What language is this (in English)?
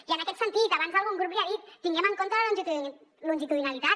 Catalan